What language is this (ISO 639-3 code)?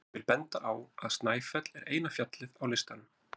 isl